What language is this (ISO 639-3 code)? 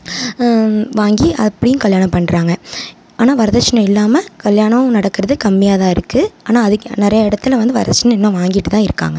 tam